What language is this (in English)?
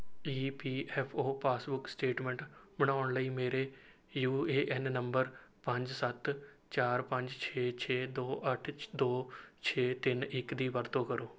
Punjabi